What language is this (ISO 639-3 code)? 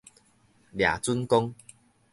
nan